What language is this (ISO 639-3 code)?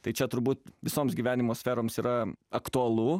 lit